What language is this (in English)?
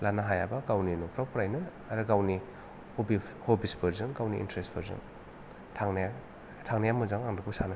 Bodo